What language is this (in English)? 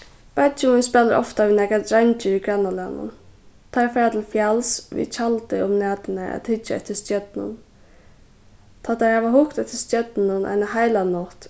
Faroese